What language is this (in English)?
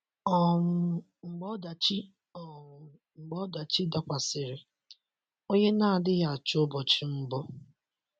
Igbo